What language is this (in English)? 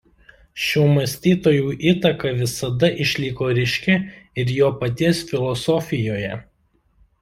Lithuanian